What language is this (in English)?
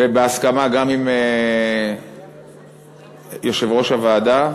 Hebrew